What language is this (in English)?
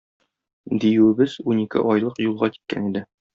Tatar